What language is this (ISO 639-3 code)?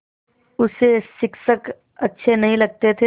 hin